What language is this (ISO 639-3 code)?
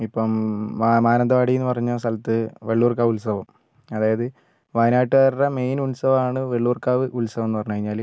mal